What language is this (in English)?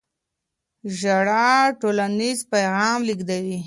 Pashto